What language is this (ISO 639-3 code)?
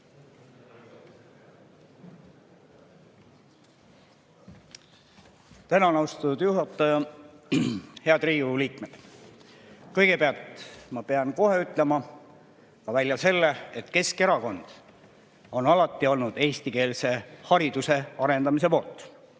est